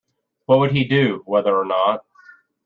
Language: English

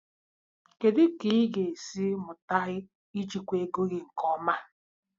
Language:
Igbo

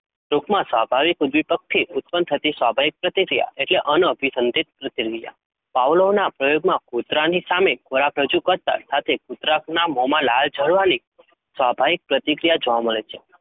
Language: Gujarati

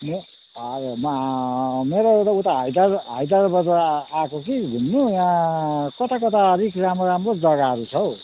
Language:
Nepali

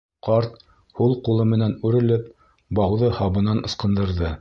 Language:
Bashkir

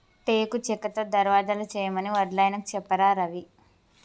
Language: Telugu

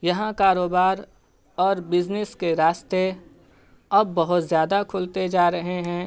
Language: Urdu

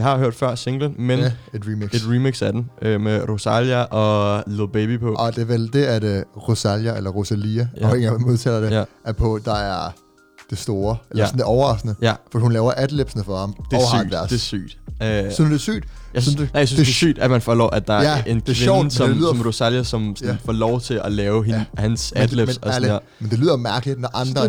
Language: Danish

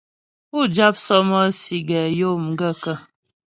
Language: Ghomala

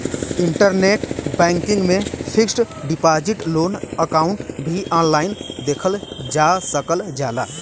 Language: Bhojpuri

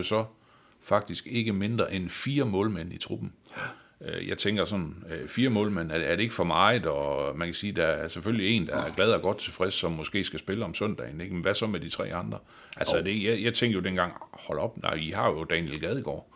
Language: Danish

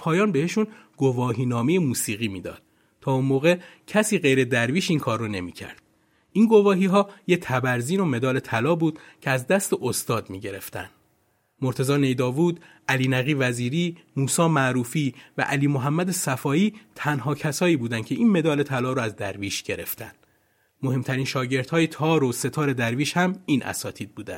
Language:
Persian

